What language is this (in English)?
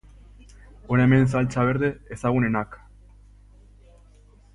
Basque